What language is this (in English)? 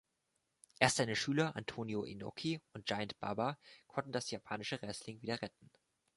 German